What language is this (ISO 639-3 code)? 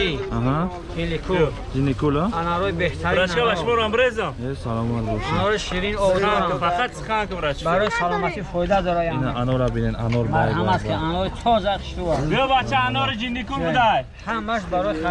tgk